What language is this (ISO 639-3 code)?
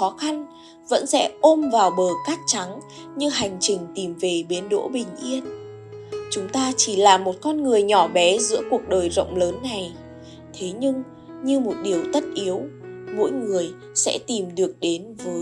vie